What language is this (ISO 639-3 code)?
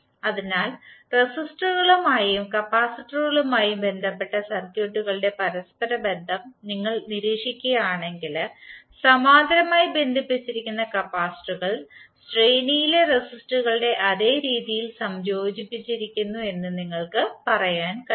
mal